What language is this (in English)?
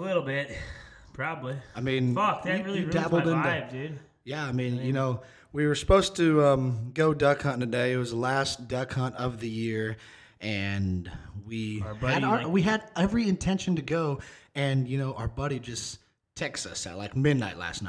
English